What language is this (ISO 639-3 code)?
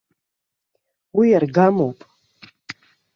abk